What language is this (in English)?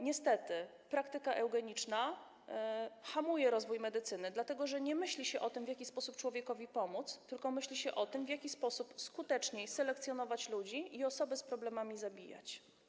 Polish